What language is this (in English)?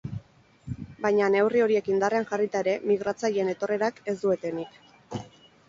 Basque